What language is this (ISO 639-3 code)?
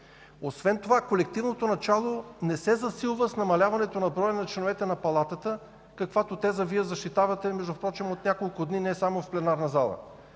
bul